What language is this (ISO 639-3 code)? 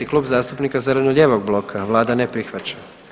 hrv